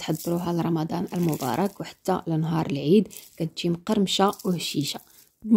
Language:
Arabic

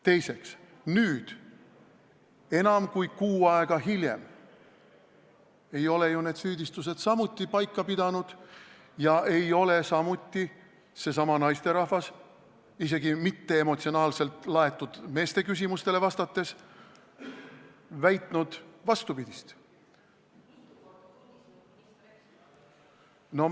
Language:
Estonian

